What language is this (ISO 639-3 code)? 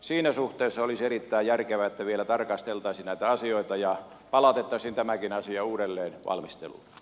fin